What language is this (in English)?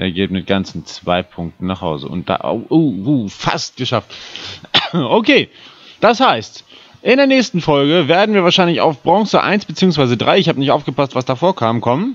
German